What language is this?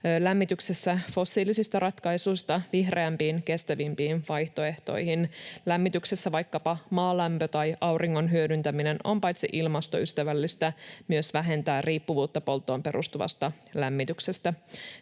Finnish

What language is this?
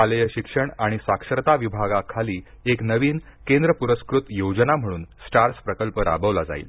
Marathi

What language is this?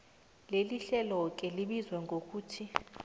South Ndebele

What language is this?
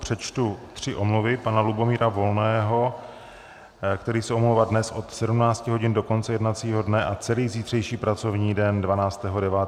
Czech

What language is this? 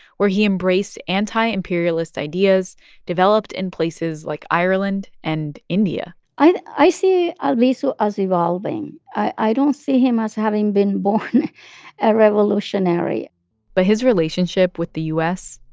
English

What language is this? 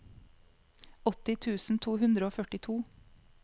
Norwegian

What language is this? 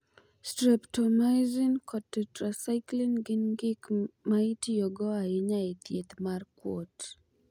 Luo (Kenya and Tanzania)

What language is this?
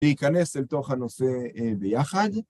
Hebrew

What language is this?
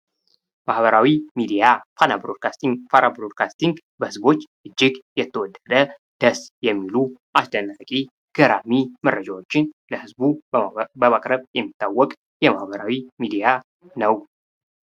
Amharic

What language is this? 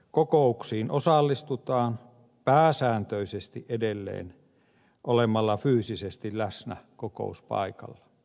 Finnish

